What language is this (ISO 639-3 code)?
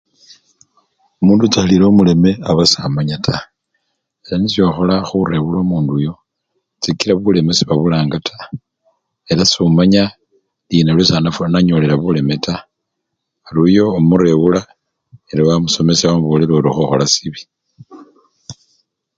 luy